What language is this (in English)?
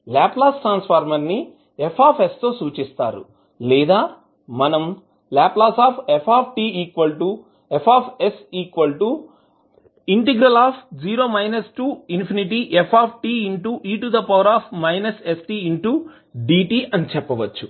Telugu